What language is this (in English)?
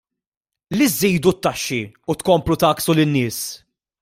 Maltese